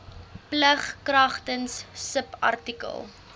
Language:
Afrikaans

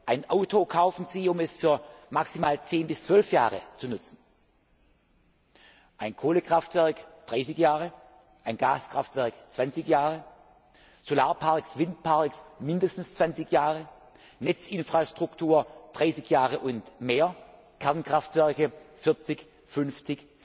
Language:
German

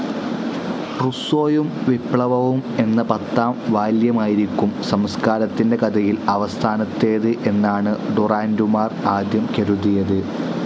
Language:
Malayalam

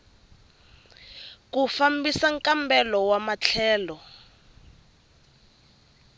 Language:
Tsonga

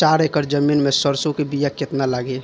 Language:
Bhojpuri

